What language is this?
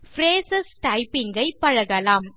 Tamil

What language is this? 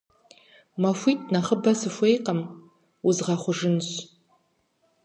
Kabardian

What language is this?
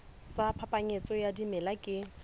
Southern Sotho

